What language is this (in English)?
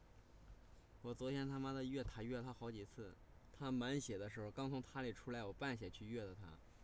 Chinese